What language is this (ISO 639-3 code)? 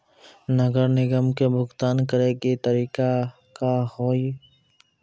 mai